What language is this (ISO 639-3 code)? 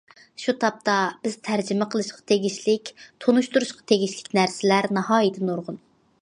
uig